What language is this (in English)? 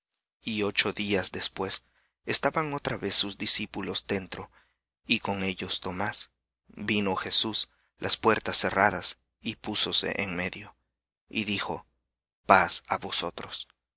Spanish